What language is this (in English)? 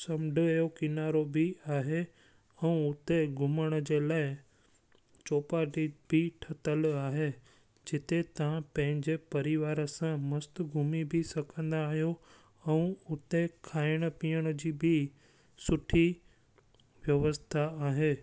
Sindhi